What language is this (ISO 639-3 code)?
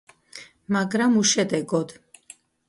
kat